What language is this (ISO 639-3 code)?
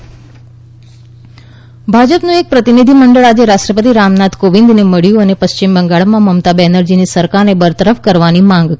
guj